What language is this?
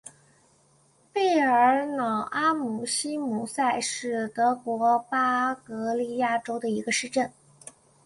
Chinese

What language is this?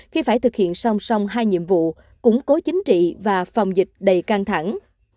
Vietnamese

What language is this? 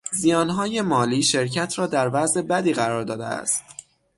Persian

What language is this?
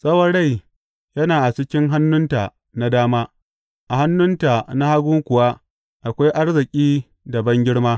Hausa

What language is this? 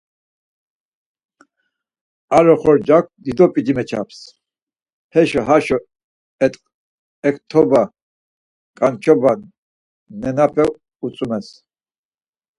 Laz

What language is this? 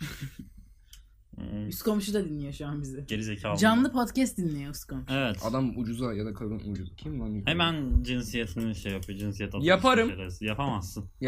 Turkish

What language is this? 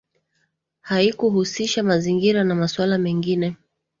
Swahili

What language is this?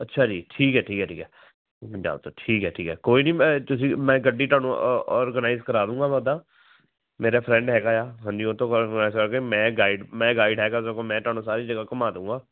Punjabi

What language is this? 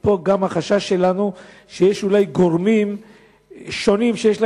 Hebrew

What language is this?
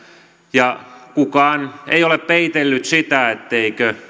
Finnish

